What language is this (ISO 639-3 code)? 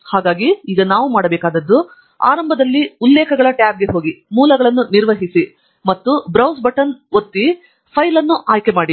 kan